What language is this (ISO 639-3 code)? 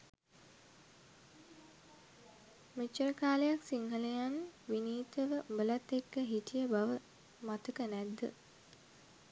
sin